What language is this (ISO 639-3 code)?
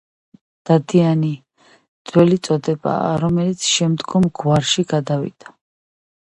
kat